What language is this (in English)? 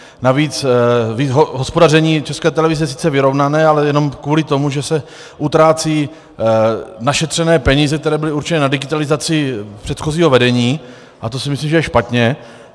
Czech